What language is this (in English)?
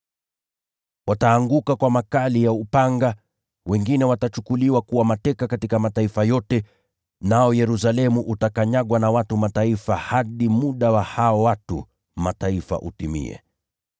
Swahili